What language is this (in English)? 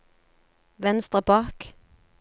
Norwegian